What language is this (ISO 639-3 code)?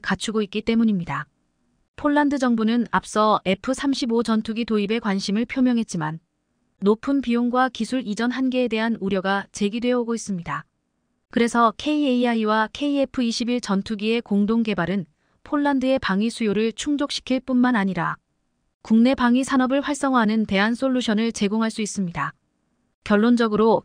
kor